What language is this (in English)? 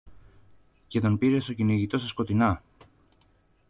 Greek